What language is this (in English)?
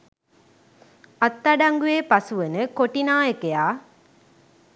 Sinhala